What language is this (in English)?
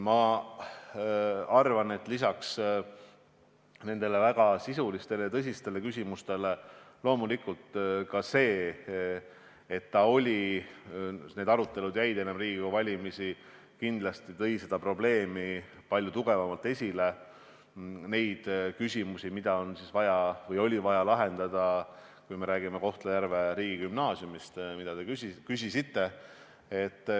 Estonian